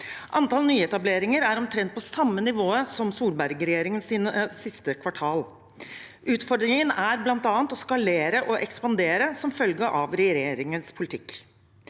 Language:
Norwegian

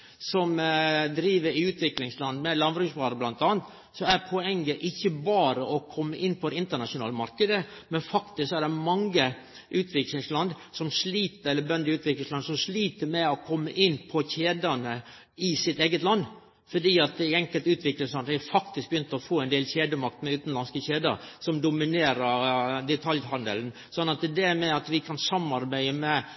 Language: Norwegian Nynorsk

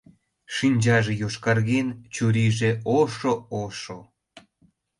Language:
Mari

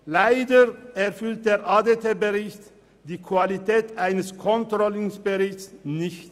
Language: Swiss German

